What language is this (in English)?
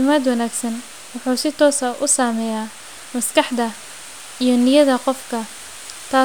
Somali